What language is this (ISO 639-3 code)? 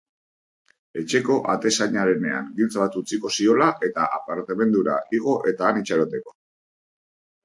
eus